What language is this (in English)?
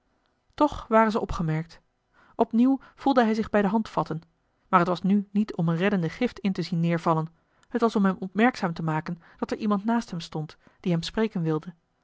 Dutch